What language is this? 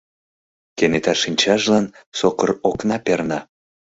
Mari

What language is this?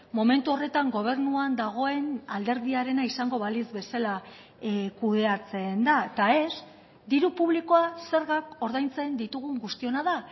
Basque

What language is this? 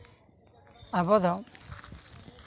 Santali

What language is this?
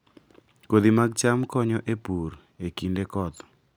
Luo (Kenya and Tanzania)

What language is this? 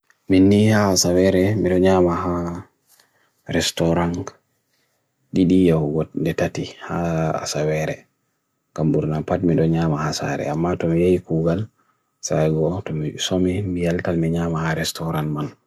Bagirmi Fulfulde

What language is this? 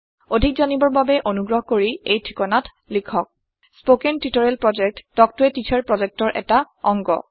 Assamese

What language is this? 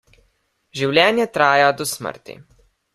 Slovenian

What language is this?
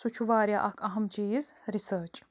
Kashmiri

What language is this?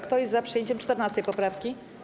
Polish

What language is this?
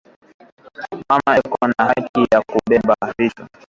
Swahili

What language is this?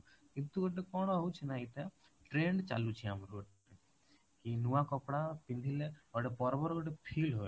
Odia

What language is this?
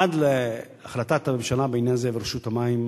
Hebrew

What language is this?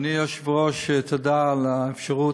Hebrew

